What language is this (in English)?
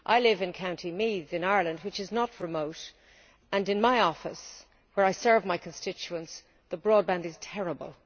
English